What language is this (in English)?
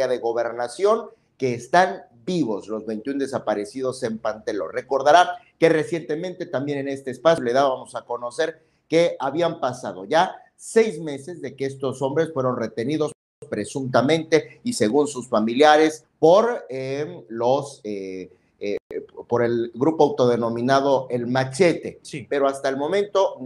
Spanish